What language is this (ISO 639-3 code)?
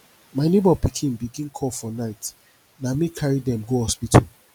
pcm